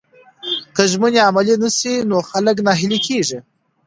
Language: Pashto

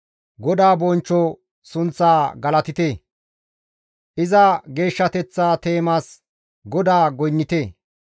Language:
Gamo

